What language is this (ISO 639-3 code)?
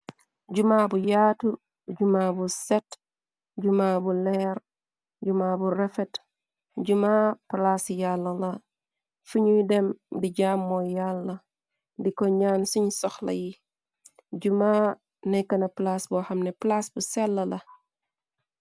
wol